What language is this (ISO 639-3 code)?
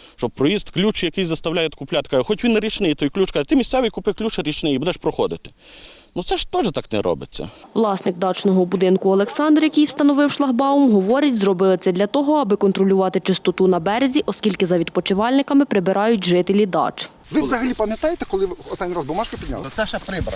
ukr